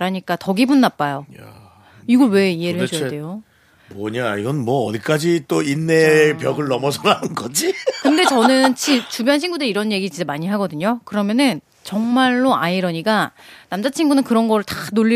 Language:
Korean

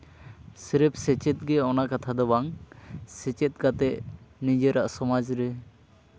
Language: Santali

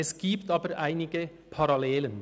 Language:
Swiss German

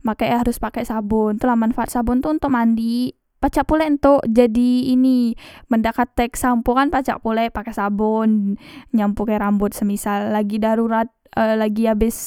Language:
Musi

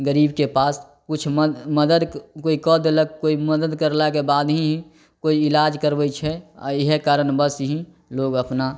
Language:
Maithili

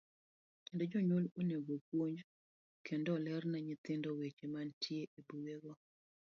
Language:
Luo (Kenya and Tanzania)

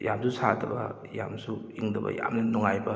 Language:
Manipuri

